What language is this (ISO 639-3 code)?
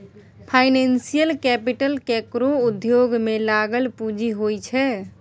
mai